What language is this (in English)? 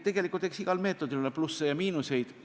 Estonian